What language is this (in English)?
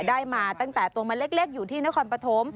Thai